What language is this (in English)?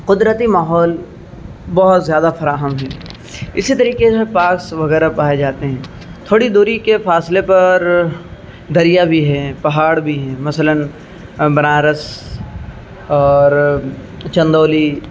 Urdu